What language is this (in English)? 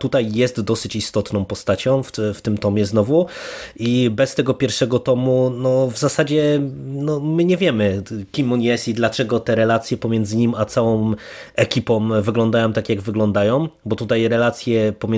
Polish